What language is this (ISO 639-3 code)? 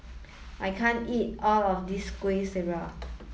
eng